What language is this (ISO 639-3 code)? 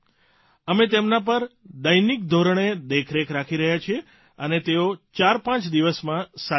guj